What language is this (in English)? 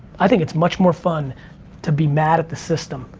English